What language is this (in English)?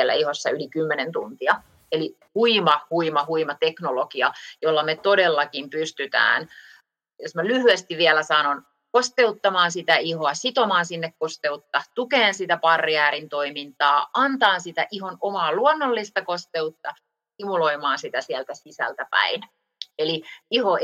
Finnish